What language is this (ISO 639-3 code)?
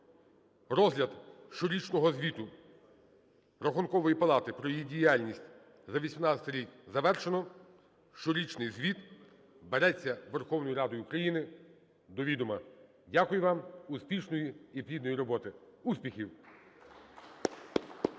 ukr